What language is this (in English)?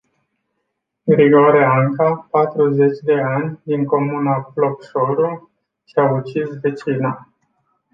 Romanian